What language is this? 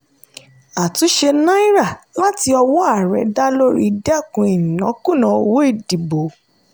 Yoruba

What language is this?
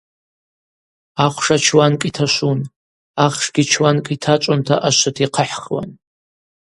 Abaza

